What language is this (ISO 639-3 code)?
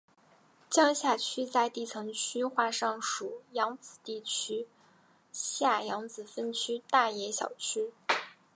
zho